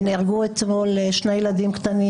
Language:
Hebrew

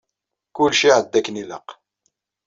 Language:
Kabyle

